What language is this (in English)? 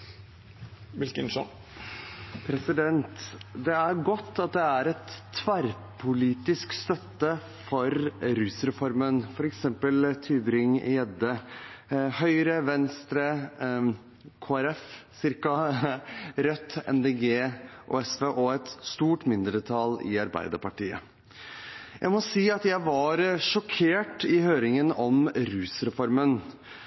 Norwegian Bokmål